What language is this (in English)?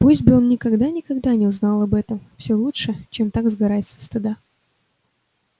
Russian